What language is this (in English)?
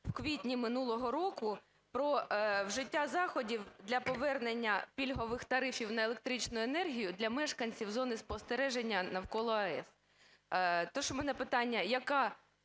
Ukrainian